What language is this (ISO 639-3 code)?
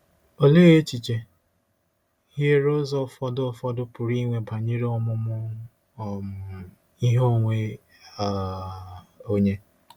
ibo